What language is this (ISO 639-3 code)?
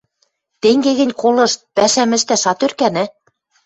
mrj